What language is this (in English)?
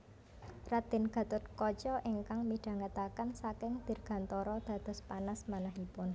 Javanese